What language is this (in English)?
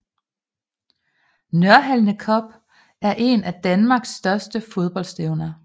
Danish